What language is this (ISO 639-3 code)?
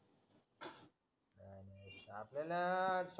mar